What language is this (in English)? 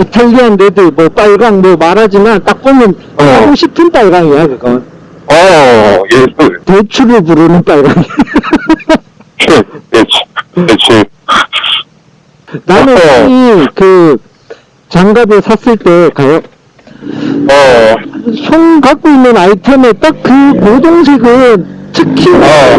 Korean